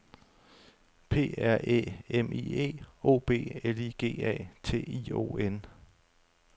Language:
Danish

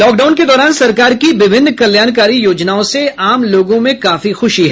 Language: Hindi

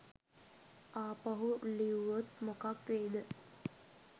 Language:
Sinhala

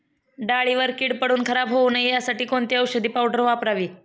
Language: Marathi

